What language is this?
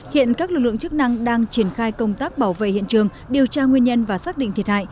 Vietnamese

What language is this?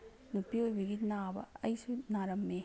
Manipuri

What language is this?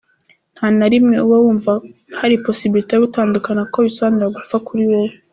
Kinyarwanda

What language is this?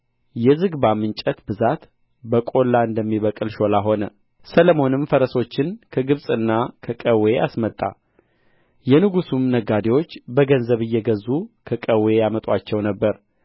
Amharic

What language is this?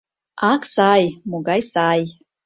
Mari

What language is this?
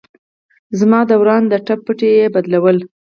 Pashto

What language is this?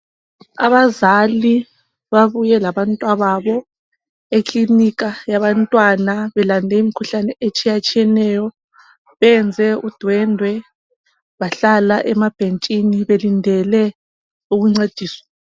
North Ndebele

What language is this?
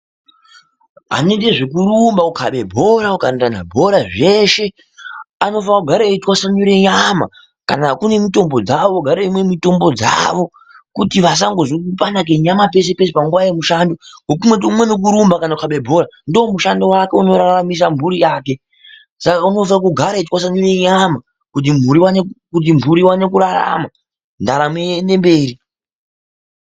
Ndau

